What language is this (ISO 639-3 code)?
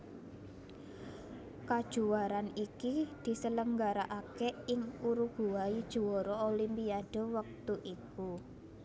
jav